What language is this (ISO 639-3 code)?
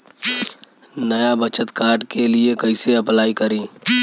bho